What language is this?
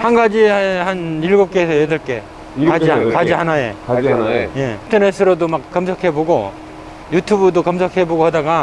Korean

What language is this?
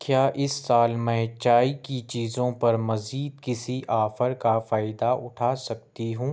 Urdu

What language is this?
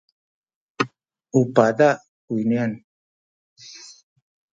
Sakizaya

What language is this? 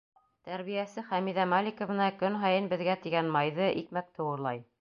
Bashkir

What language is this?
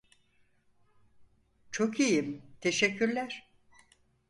Turkish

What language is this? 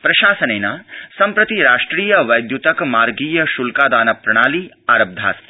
Sanskrit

